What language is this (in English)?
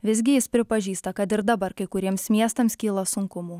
Lithuanian